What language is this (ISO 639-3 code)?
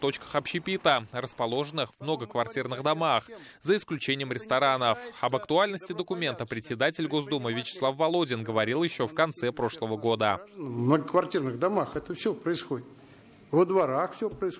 rus